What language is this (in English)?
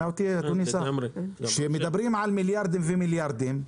Hebrew